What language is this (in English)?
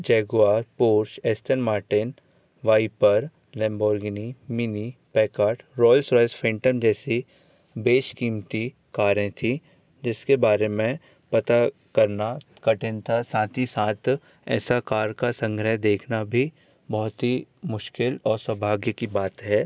Hindi